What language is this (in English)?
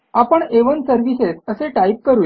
Marathi